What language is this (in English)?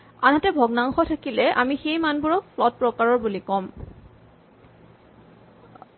Assamese